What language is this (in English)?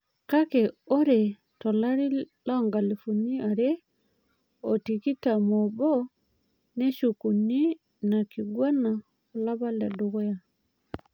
Masai